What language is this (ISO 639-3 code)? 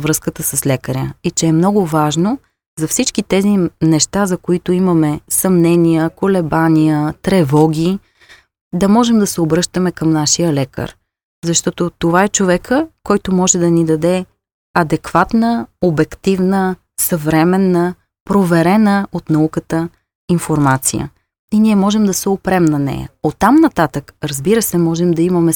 bul